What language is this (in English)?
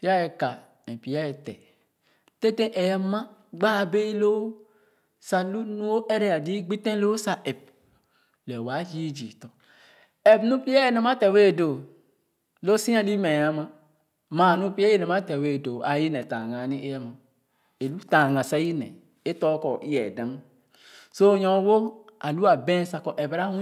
Khana